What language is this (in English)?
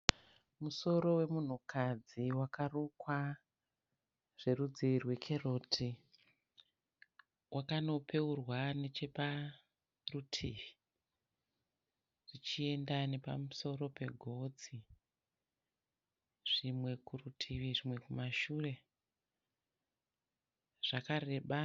Shona